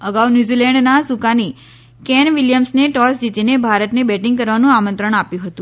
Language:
Gujarati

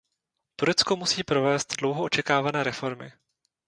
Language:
Czech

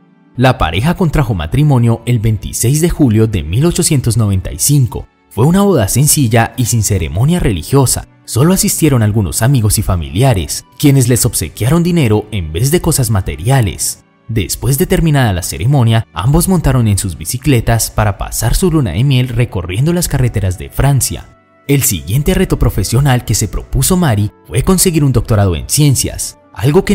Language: Spanish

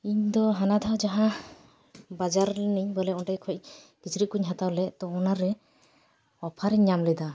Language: Santali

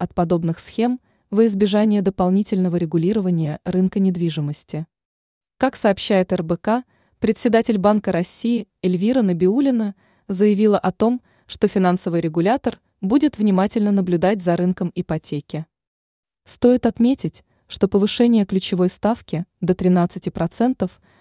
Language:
Russian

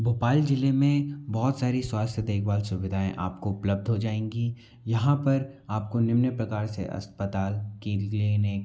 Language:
Hindi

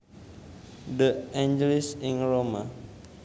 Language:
Javanese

